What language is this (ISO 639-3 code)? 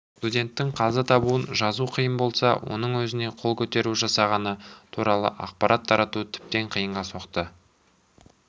kaz